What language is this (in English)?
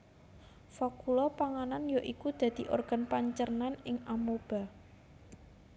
Javanese